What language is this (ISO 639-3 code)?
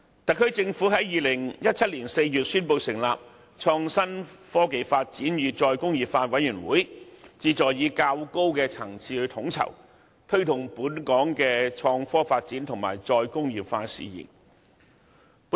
yue